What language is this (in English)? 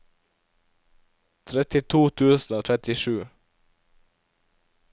Norwegian